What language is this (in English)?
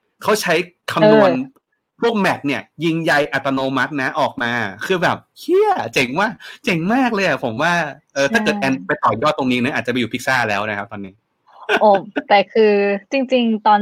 Thai